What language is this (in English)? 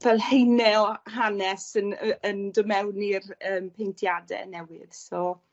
Welsh